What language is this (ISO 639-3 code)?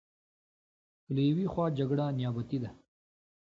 pus